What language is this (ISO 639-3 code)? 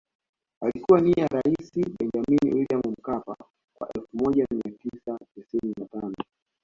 swa